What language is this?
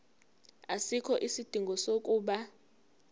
Zulu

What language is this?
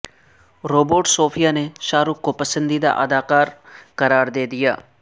Urdu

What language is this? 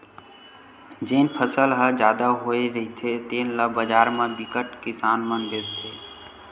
Chhattisgarhi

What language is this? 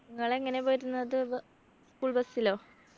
Malayalam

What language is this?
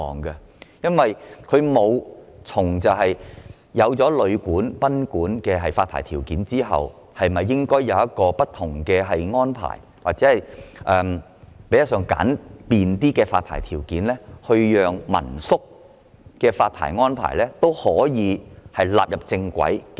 Cantonese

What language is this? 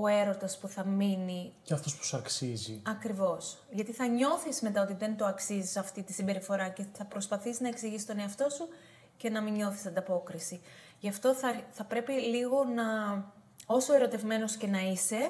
Greek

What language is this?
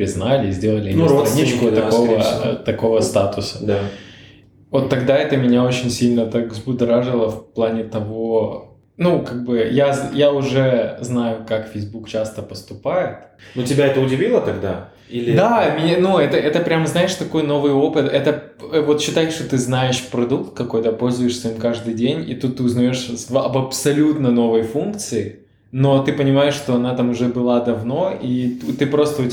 Russian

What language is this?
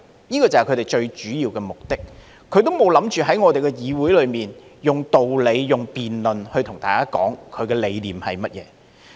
Cantonese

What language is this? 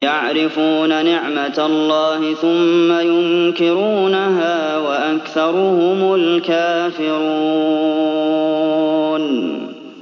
Arabic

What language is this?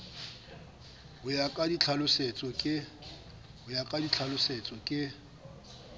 Southern Sotho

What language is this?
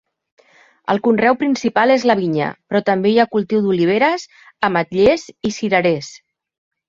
Catalan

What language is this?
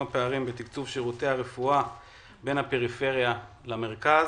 Hebrew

